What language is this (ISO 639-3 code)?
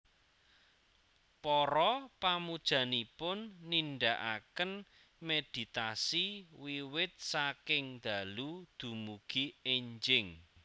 jav